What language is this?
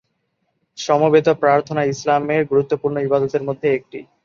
Bangla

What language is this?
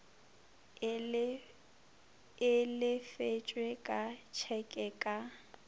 Northern Sotho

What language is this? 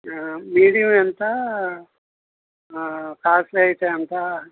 Telugu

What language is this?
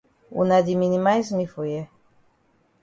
Cameroon Pidgin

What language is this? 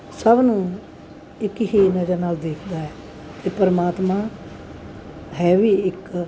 Punjabi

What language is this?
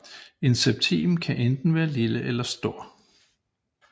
Danish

